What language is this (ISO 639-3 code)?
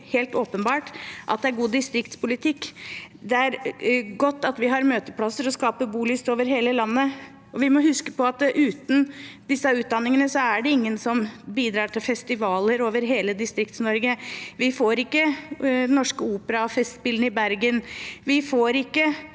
nor